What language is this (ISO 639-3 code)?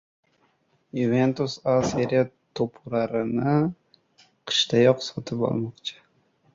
uzb